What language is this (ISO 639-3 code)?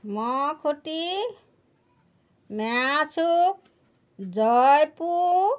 asm